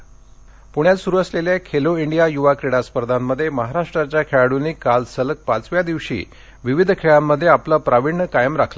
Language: Marathi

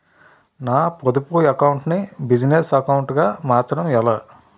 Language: Telugu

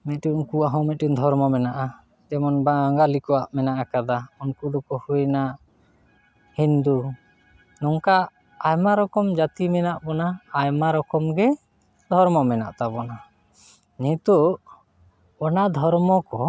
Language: Santali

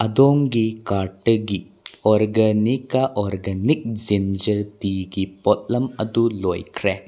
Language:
Manipuri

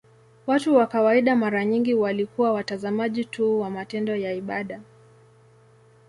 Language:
Swahili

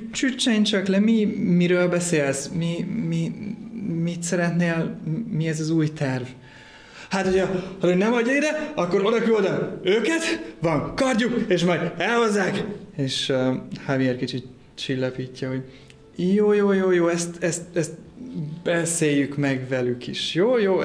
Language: Hungarian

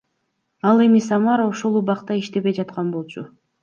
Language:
Kyrgyz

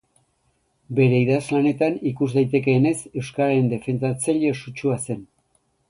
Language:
Basque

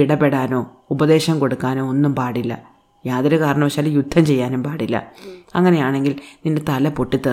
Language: Malayalam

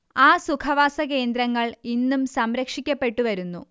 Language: Malayalam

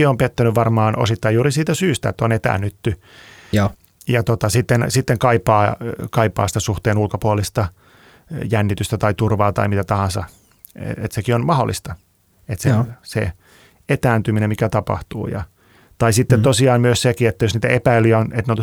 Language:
Finnish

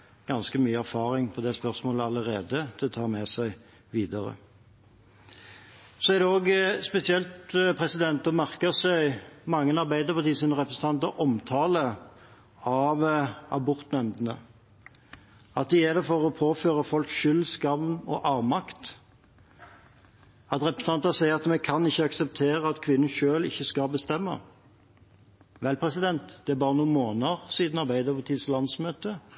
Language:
Norwegian Bokmål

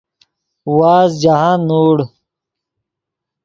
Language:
Yidgha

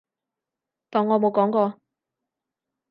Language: Cantonese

